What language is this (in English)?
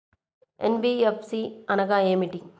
Telugu